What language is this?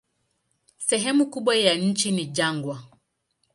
Swahili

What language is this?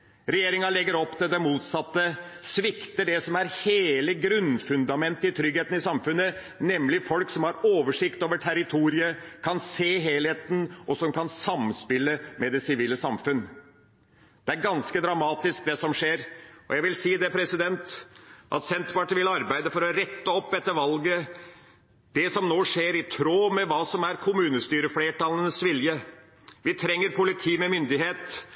Norwegian Bokmål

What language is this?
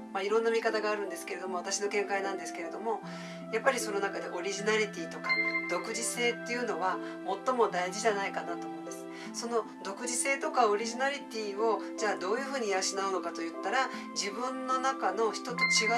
Japanese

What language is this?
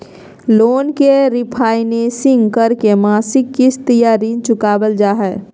Magahi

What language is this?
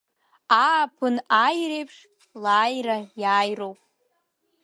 Abkhazian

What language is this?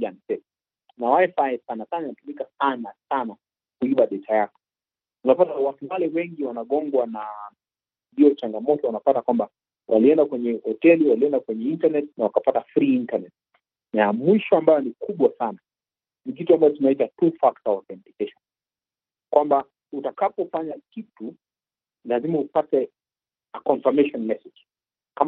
Swahili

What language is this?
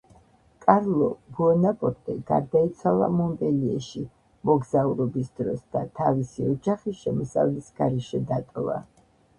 Georgian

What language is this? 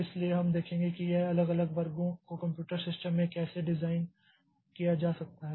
Hindi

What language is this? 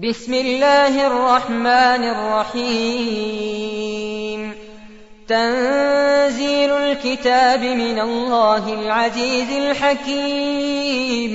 Arabic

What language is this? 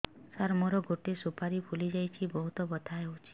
Odia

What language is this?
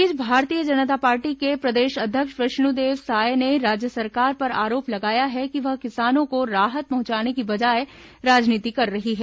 Hindi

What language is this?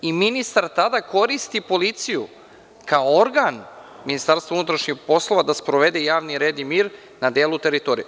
Serbian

